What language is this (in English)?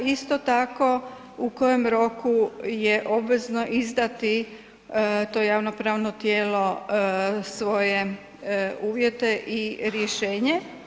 Croatian